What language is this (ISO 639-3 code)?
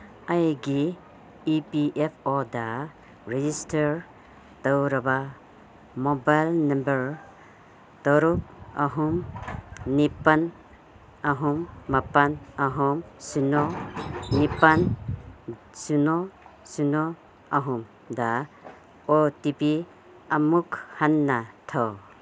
mni